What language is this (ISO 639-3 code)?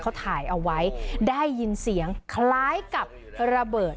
tha